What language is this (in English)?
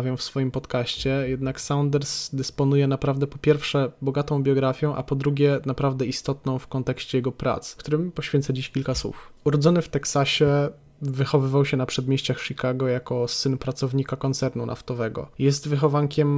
Polish